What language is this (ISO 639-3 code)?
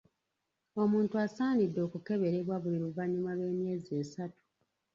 lug